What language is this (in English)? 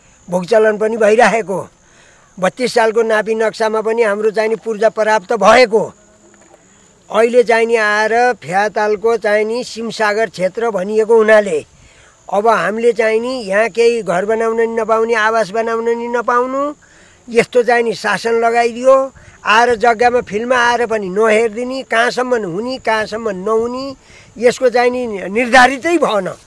Indonesian